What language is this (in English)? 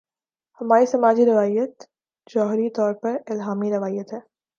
Urdu